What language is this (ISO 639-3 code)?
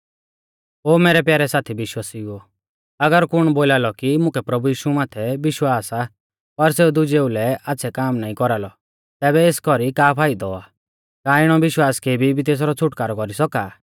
bfz